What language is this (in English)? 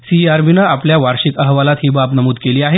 Marathi